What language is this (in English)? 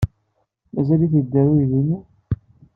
Kabyle